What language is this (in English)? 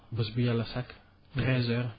Wolof